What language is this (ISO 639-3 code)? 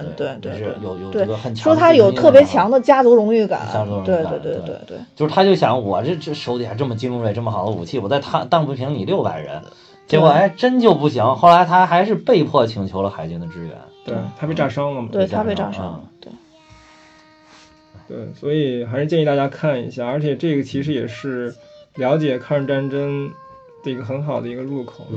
zho